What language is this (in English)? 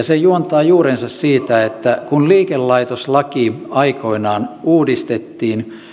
Finnish